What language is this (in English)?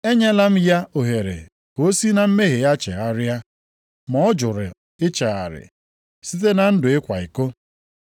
Igbo